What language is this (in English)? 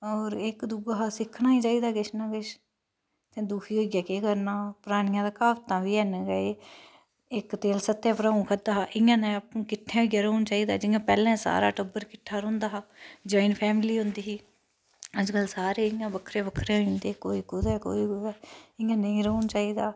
Dogri